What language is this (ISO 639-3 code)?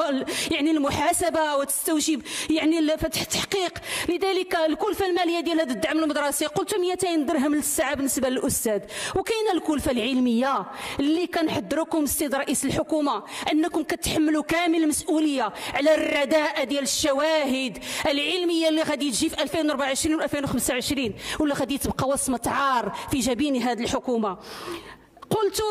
ara